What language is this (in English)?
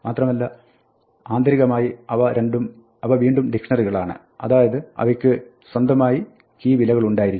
Malayalam